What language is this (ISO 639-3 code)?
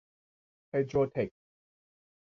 tha